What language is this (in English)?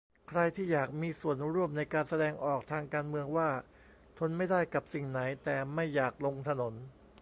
Thai